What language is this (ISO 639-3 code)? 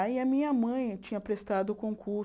por